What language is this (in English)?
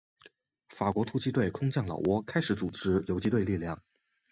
Chinese